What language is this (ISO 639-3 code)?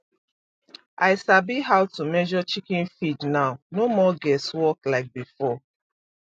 pcm